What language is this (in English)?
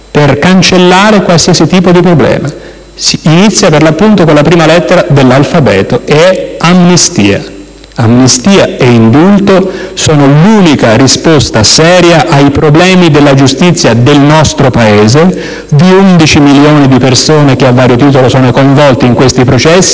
Italian